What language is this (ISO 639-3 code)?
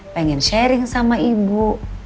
ind